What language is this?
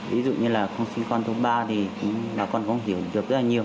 Vietnamese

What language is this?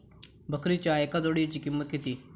Marathi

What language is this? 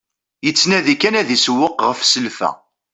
Kabyle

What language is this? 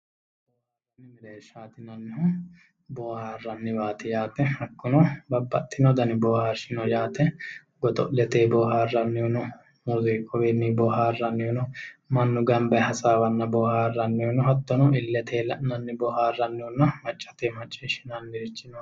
Sidamo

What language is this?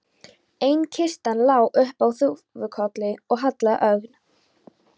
Icelandic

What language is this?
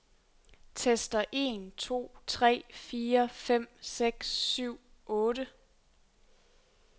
Danish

